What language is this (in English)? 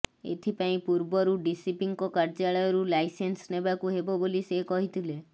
Odia